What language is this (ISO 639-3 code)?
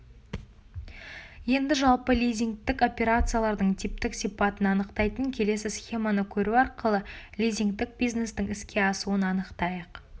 kaz